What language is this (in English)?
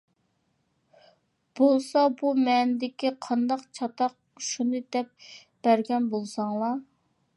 Uyghur